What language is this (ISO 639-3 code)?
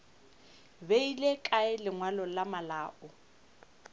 nso